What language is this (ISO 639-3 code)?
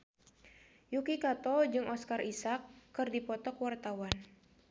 sun